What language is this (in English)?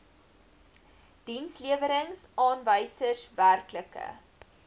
Afrikaans